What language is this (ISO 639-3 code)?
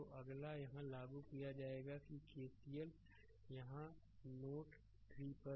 hin